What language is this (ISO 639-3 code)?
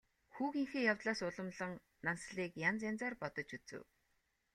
mon